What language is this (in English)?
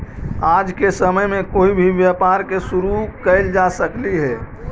Magahi